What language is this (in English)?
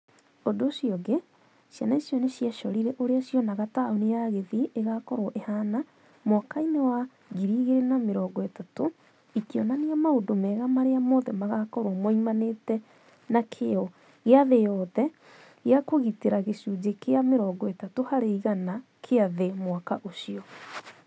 Kikuyu